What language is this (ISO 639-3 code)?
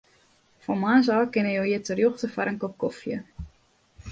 fry